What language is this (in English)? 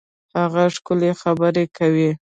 Pashto